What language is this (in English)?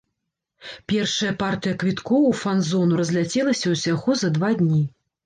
Belarusian